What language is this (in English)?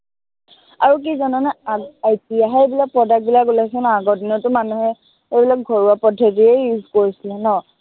Assamese